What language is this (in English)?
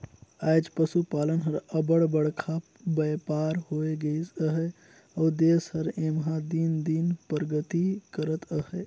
Chhattisgarhi